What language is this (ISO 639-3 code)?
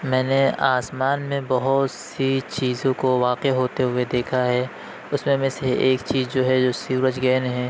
urd